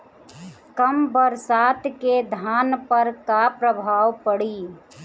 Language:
Bhojpuri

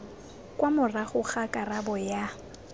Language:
Tswana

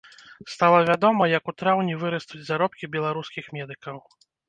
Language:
Belarusian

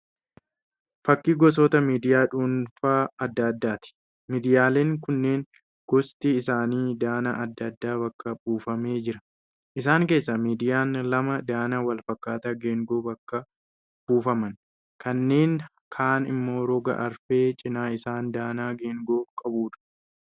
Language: Oromo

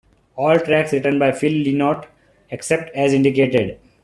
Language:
English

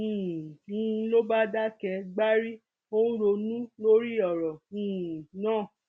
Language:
Yoruba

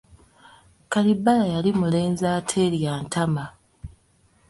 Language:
Ganda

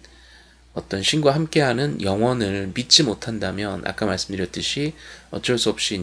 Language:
Korean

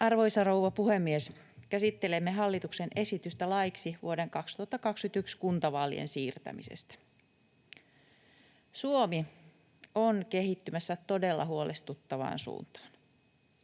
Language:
Finnish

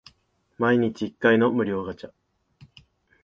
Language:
Japanese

